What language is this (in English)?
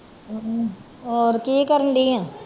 Punjabi